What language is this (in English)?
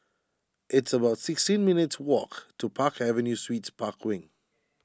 English